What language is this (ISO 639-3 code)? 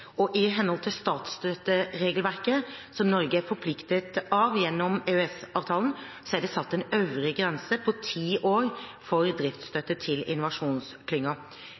nob